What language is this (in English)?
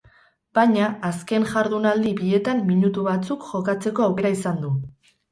Basque